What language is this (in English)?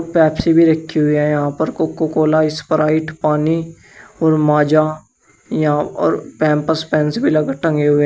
Hindi